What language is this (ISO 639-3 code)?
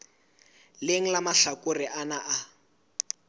sot